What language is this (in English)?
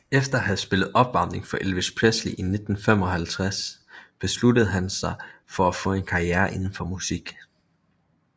Danish